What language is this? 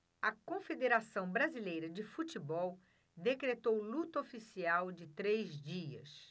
Portuguese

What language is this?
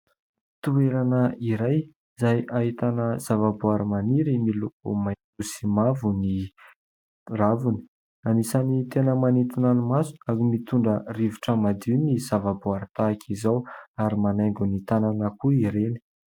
Malagasy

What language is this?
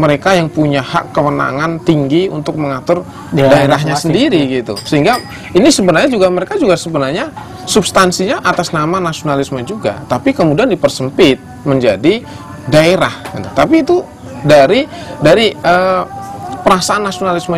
Indonesian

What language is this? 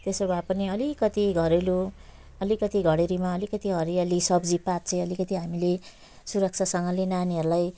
Nepali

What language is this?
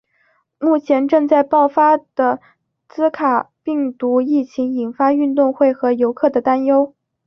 Chinese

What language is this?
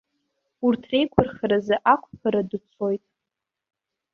Abkhazian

